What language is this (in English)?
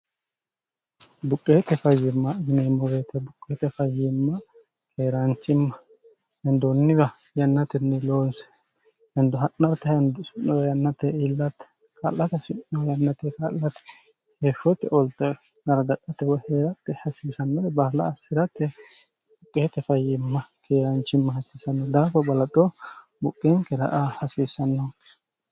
Sidamo